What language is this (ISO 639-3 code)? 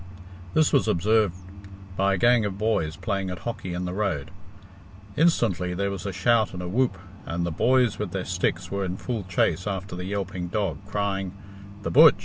eng